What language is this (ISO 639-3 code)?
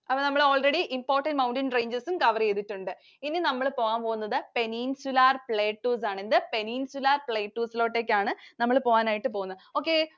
mal